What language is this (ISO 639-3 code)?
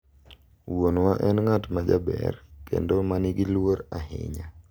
luo